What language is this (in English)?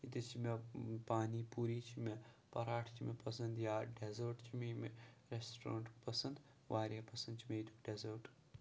Kashmiri